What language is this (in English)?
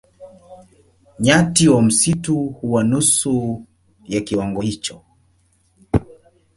Swahili